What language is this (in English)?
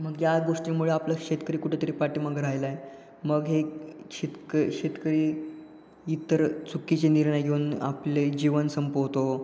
Marathi